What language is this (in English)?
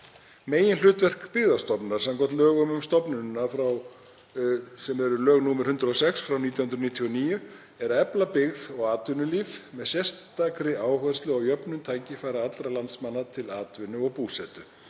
Icelandic